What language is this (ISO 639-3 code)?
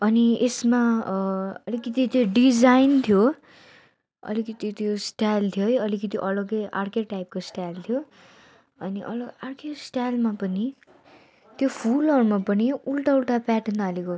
nep